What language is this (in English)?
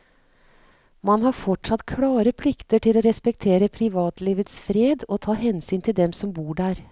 Norwegian